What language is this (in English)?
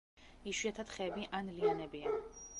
Georgian